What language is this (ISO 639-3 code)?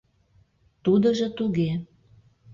chm